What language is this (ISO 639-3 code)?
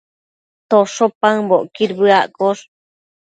mcf